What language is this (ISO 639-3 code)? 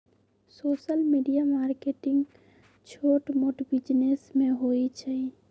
mag